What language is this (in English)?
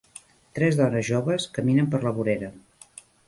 Catalan